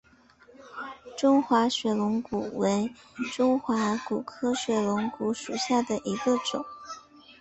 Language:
Chinese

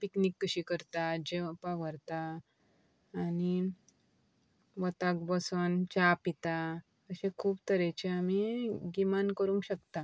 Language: Konkani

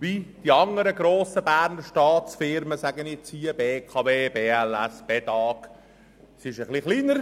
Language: Swiss German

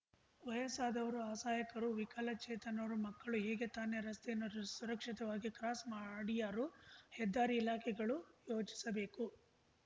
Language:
Kannada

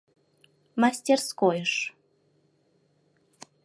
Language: Mari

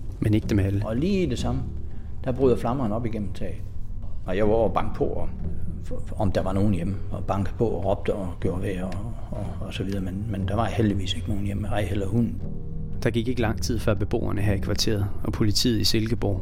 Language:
Danish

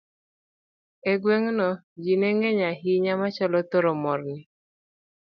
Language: Luo (Kenya and Tanzania)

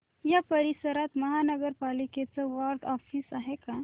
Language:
Marathi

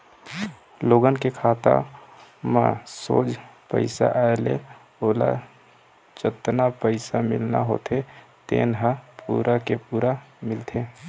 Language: Chhattisgarhi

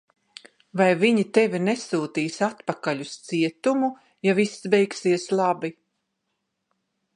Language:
Latvian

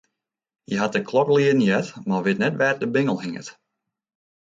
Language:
Western Frisian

